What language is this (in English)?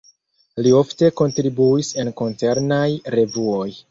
Esperanto